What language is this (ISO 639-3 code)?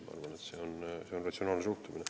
est